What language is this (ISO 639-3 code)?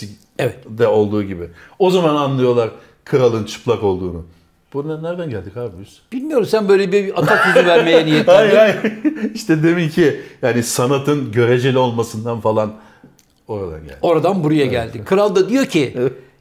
tur